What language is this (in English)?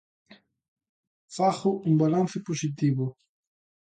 Galician